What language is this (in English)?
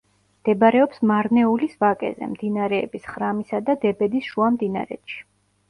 Georgian